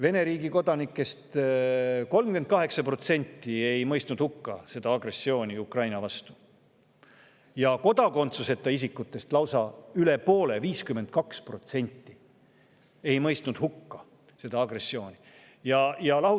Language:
Estonian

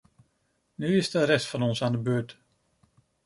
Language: Dutch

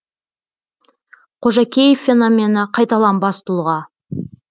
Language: Kazakh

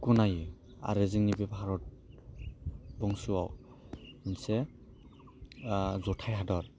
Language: Bodo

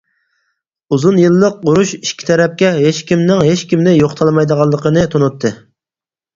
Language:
Uyghur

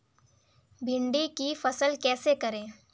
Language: Hindi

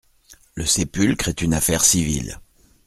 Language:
French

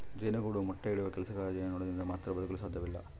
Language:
Kannada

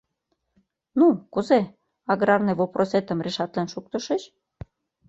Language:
Mari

